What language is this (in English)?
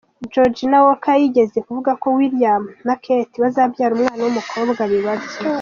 Kinyarwanda